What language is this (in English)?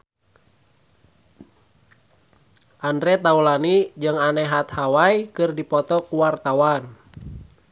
Sundanese